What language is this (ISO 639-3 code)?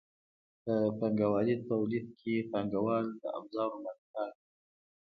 pus